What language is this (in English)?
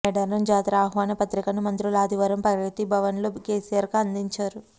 Telugu